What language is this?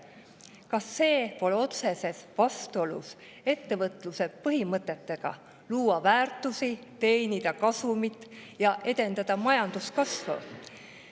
Estonian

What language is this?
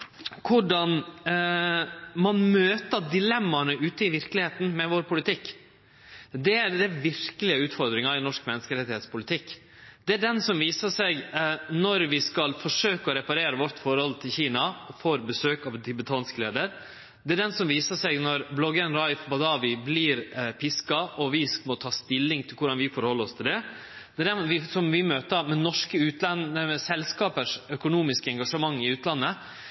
Norwegian Nynorsk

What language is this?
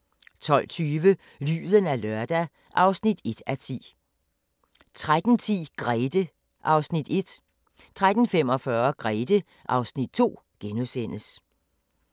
Danish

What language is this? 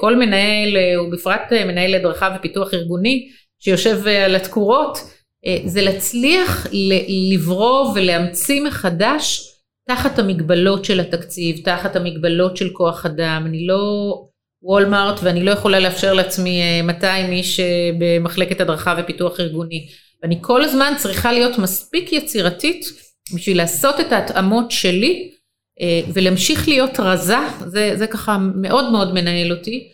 Hebrew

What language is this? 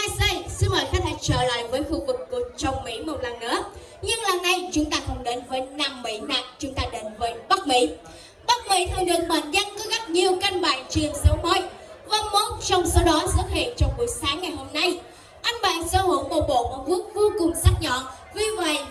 Vietnamese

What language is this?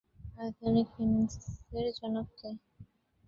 Bangla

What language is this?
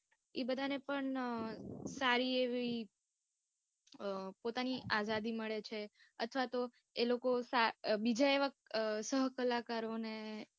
Gujarati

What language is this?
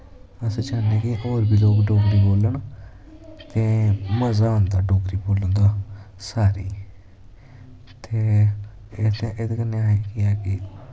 Dogri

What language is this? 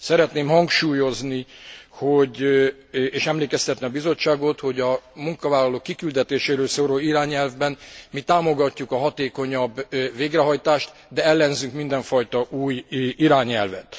Hungarian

